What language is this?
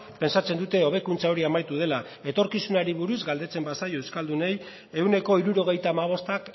Basque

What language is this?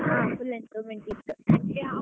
Kannada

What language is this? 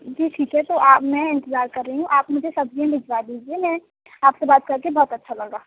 Urdu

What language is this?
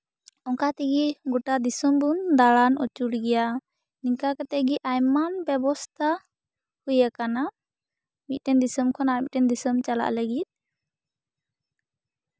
Santali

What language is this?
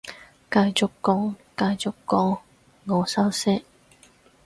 Cantonese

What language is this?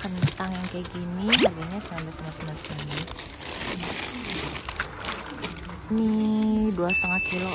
Indonesian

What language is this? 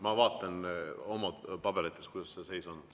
Estonian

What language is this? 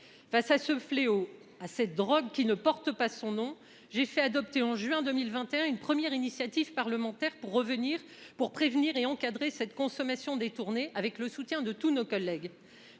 French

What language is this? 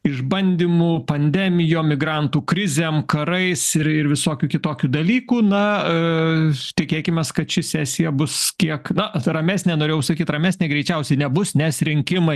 Lithuanian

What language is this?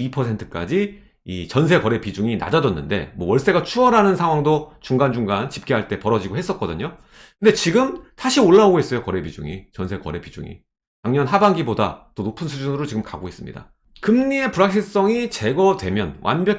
Korean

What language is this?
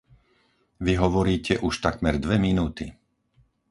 Slovak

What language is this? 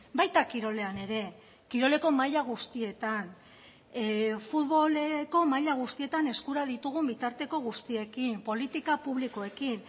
Basque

